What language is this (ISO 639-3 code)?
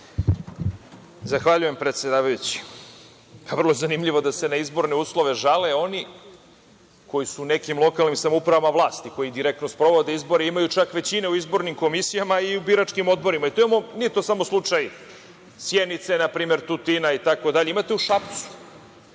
srp